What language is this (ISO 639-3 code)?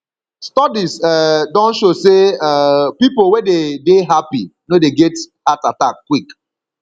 pcm